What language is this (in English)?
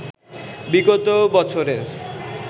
Bangla